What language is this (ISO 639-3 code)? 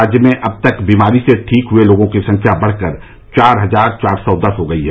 hin